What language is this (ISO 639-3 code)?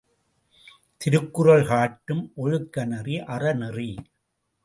tam